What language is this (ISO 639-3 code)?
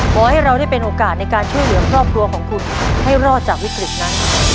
tha